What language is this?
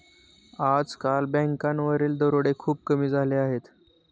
Marathi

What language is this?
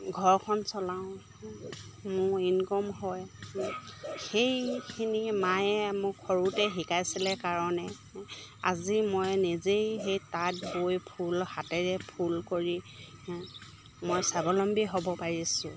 Assamese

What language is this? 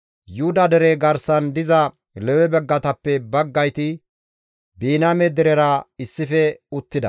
Gamo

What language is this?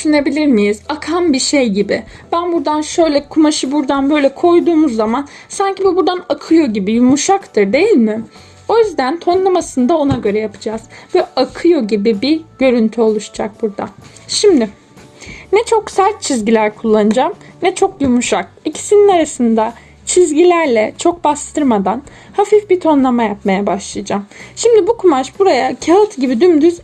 Turkish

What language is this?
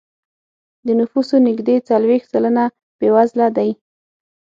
Pashto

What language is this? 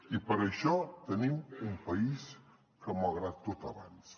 Catalan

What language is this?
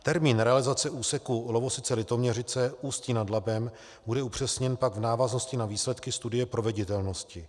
Czech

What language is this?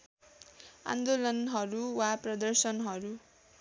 Nepali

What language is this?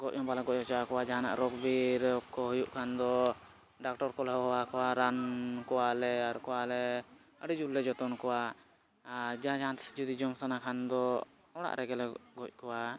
Santali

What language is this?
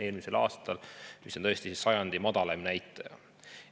Estonian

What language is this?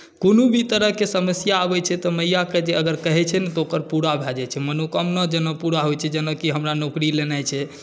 Maithili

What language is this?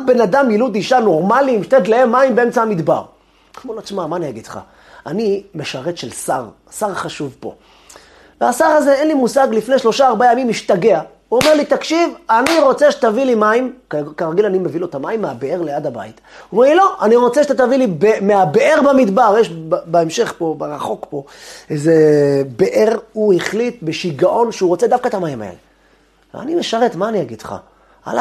Hebrew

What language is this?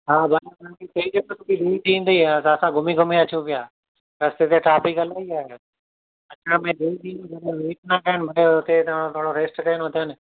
Sindhi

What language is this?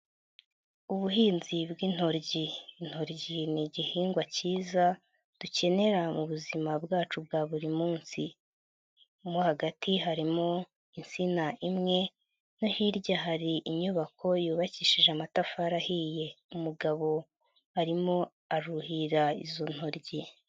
Kinyarwanda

